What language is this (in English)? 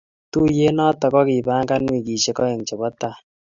Kalenjin